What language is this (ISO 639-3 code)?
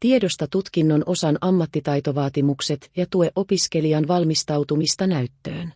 fin